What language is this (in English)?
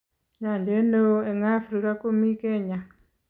Kalenjin